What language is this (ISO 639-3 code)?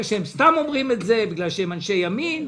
heb